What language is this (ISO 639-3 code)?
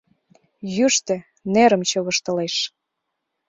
chm